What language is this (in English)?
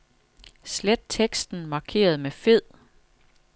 Danish